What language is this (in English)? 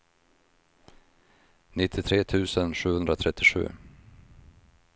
Swedish